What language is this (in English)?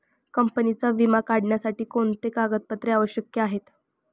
Marathi